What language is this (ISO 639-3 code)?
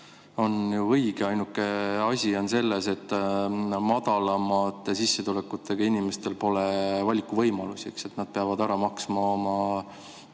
est